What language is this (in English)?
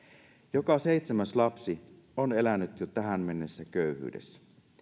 Finnish